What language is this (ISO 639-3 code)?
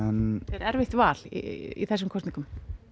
isl